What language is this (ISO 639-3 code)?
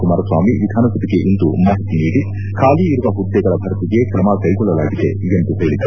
kan